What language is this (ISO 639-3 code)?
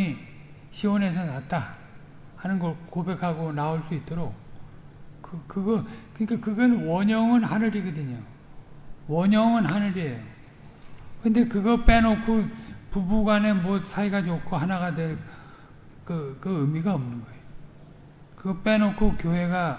kor